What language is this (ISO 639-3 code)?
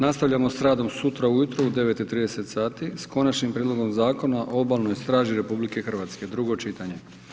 hrv